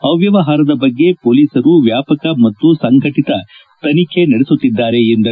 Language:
Kannada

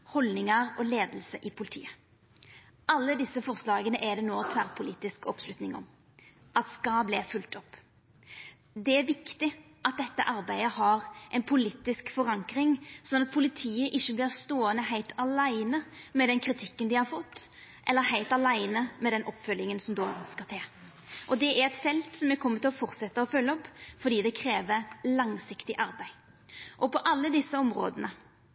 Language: Norwegian Nynorsk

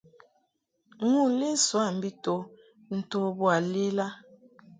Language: Mungaka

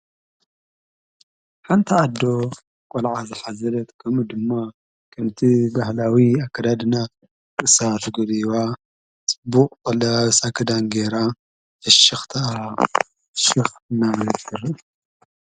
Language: Tigrinya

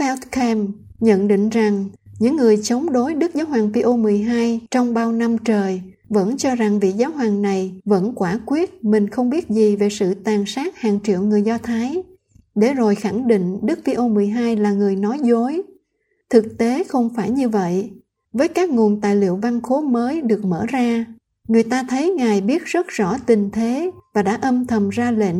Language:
Vietnamese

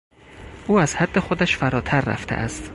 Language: Persian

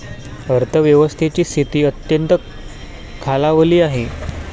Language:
Marathi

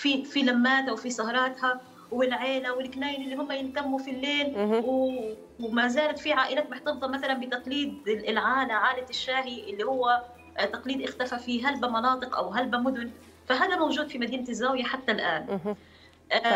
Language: Arabic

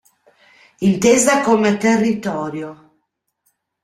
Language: Italian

